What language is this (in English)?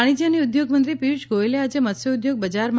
Gujarati